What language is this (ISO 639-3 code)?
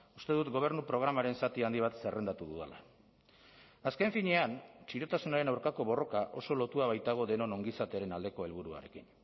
eus